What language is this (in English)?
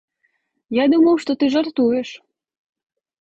Belarusian